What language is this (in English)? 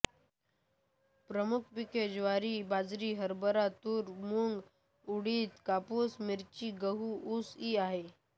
Marathi